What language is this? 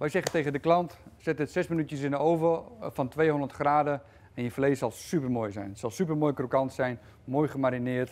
Dutch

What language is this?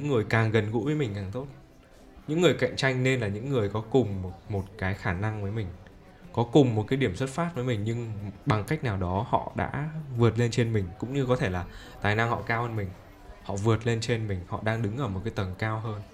Vietnamese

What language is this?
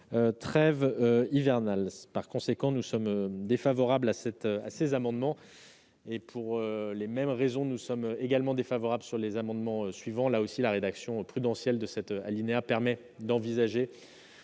French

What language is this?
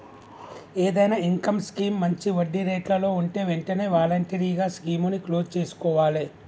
Telugu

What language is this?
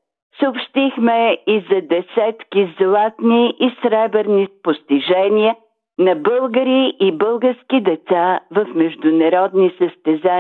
Bulgarian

